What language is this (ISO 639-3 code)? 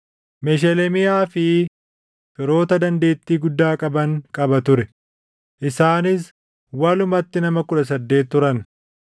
orm